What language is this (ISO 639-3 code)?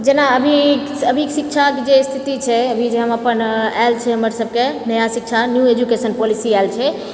mai